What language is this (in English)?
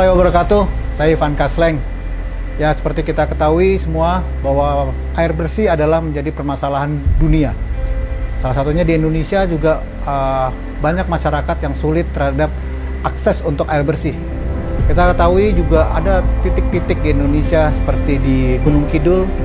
Indonesian